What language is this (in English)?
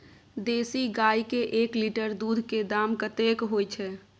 Maithili